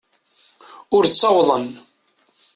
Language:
Kabyle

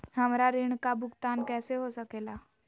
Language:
Magahi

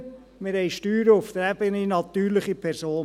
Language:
Swiss German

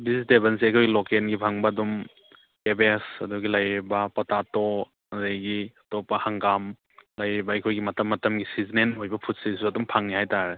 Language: Manipuri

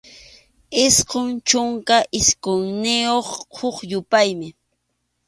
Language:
Arequipa-La Unión Quechua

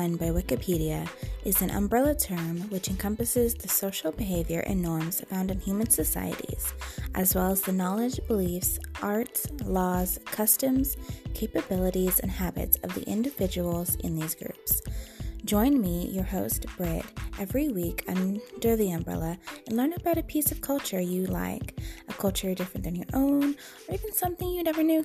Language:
English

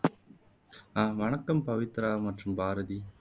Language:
Tamil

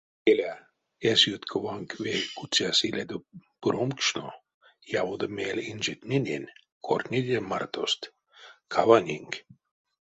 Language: Erzya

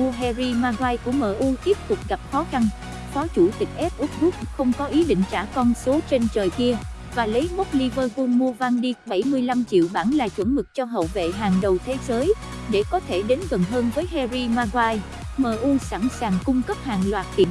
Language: Vietnamese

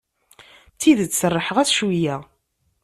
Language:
Kabyle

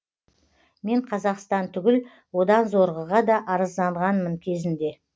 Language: Kazakh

